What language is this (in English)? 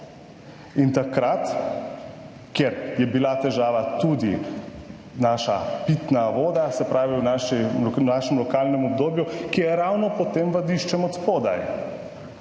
Slovenian